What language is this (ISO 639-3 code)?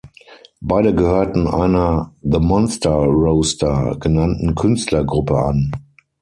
deu